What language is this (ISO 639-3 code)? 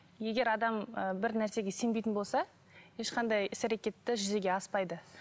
kaz